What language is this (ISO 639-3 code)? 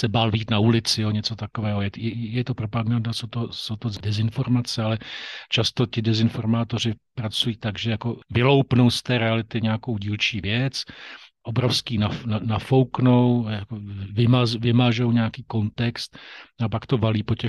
ces